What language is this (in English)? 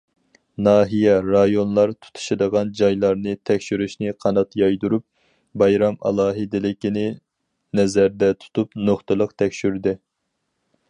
Uyghur